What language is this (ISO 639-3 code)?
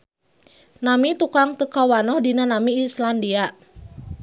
sun